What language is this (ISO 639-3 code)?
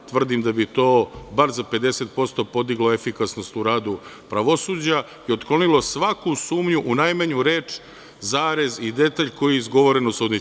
srp